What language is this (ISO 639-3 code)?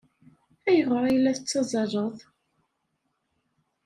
kab